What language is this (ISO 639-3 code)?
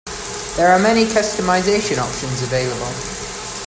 eng